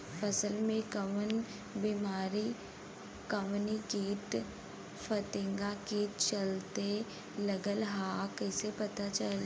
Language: Bhojpuri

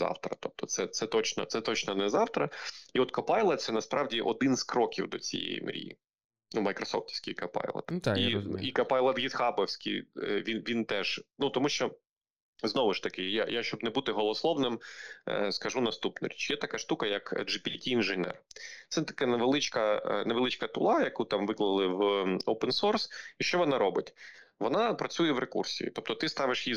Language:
Ukrainian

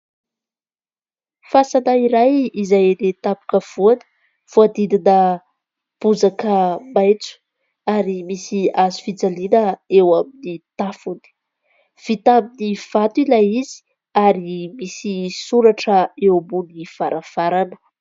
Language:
Malagasy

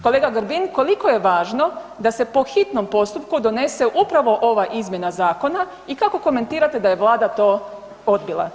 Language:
Croatian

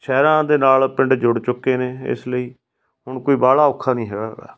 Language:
Punjabi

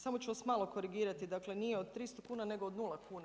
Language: Croatian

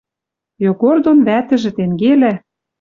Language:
Western Mari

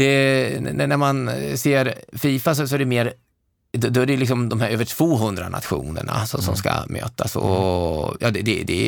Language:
Swedish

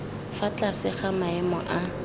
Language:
Tswana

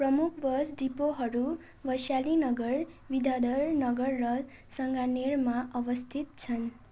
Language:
Nepali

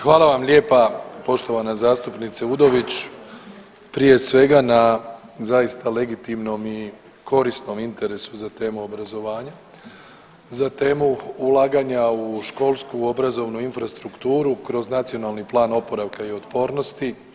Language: Croatian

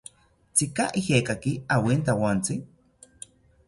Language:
South Ucayali Ashéninka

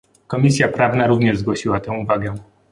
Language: Polish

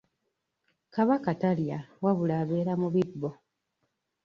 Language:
Ganda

